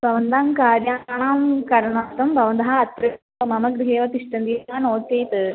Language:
Sanskrit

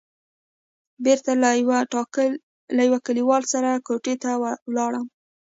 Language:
Pashto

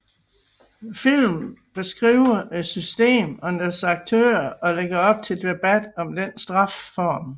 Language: Danish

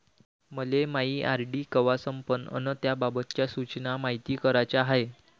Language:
Marathi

